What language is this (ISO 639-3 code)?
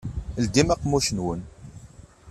kab